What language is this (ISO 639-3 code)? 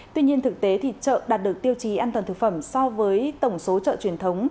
vie